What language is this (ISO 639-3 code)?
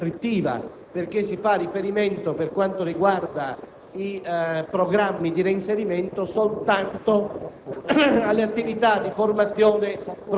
ita